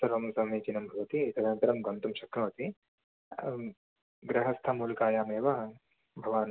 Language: Sanskrit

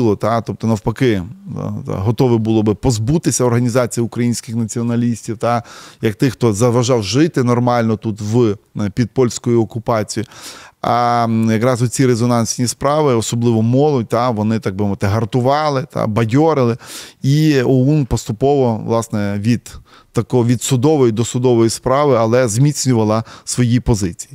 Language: Ukrainian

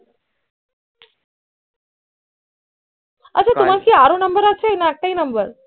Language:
Bangla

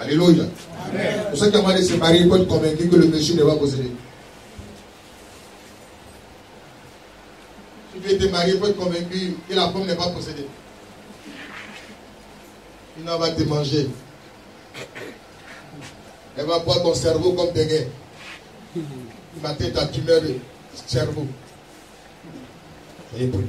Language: French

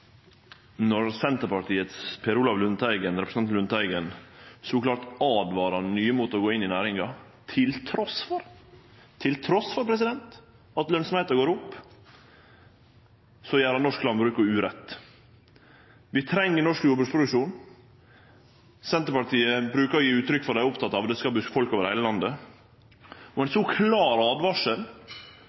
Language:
Norwegian Nynorsk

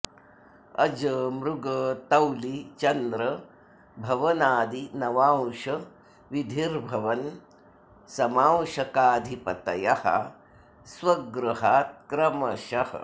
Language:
Sanskrit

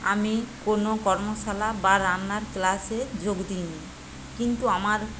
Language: Bangla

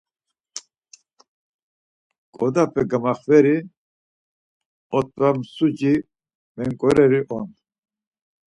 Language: Laz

